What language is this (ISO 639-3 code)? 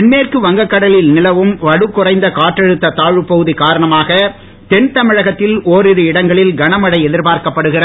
tam